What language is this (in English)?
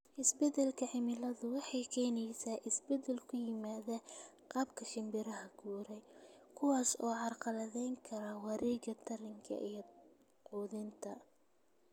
Somali